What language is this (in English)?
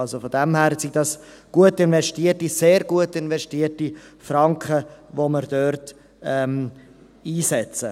Swiss German